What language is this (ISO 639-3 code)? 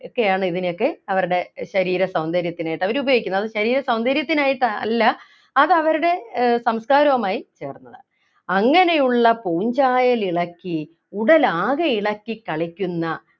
mal